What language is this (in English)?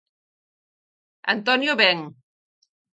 Galician